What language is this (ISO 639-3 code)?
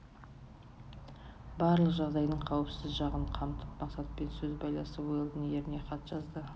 kaz